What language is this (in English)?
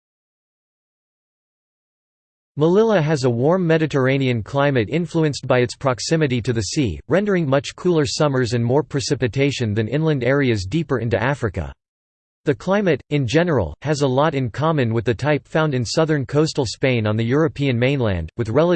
English